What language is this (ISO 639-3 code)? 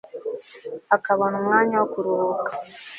kin